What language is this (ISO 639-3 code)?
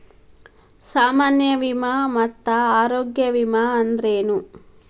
kan